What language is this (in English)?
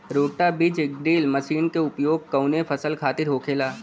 Bhojpuri